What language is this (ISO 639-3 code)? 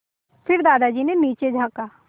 hin